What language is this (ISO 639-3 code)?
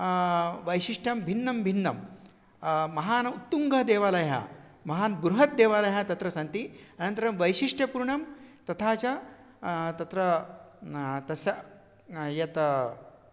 san